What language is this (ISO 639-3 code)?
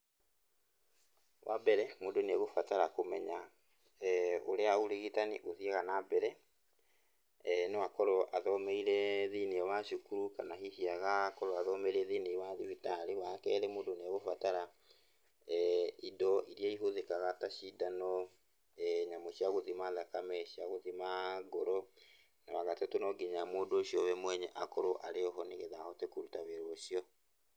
kik